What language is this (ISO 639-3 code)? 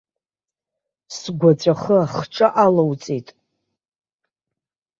abk